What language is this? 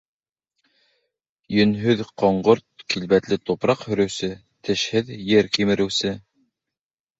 Bashkir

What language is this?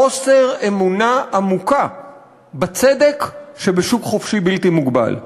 Hebrew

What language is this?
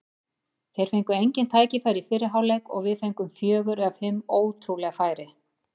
Icelandic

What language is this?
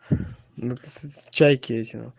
Russian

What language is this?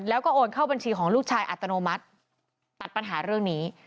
Thai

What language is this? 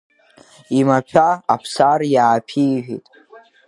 Abkhazian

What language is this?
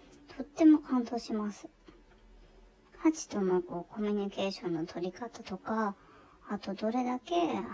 Japanese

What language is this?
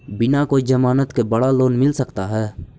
Magahi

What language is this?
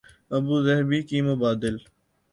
Urdu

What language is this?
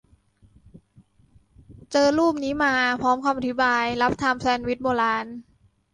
Thai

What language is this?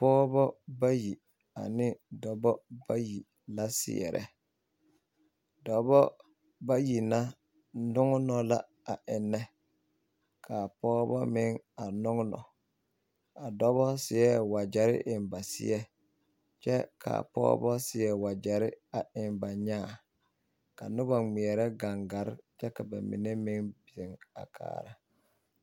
Southern Dagaare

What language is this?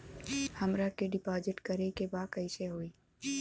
Bhojpuri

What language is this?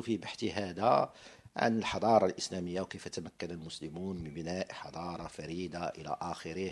Arabic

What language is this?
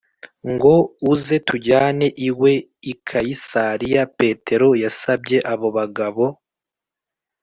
Kinyarwanda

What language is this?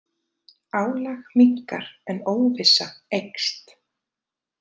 Icelandic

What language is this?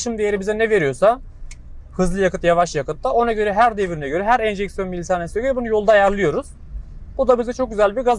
Turkish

